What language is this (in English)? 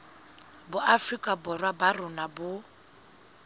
Southern Sotho